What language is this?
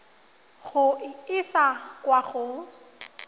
Tswana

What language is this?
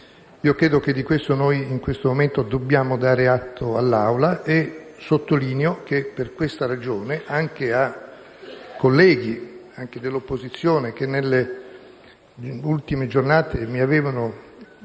Italian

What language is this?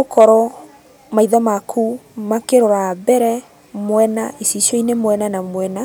Kikuyu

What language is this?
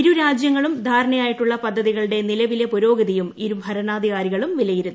Malayalam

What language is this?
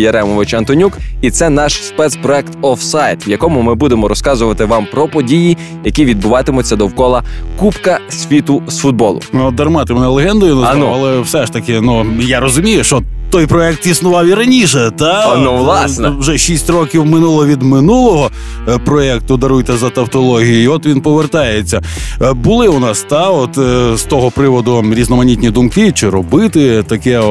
Ukrainian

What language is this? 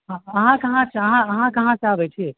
Maithili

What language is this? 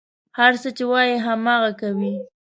Pashto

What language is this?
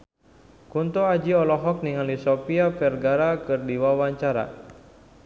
Sundanese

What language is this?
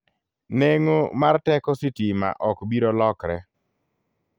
Luo (Kenya and Tanzania)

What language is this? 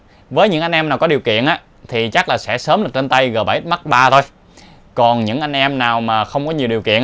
Vietnamese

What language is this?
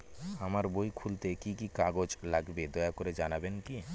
Bangla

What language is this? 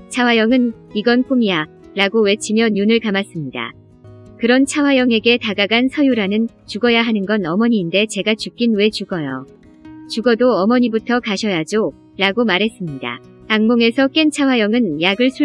Korean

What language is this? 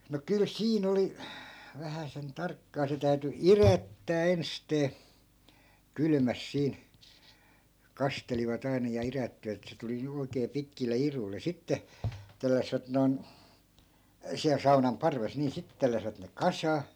Finnish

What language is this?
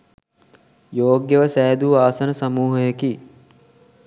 Sinhala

